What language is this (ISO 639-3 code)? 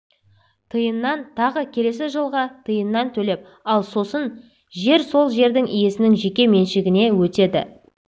kaz